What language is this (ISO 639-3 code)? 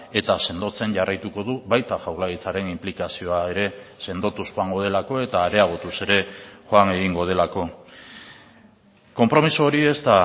eus